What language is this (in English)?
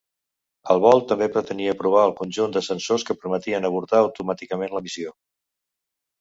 Catalan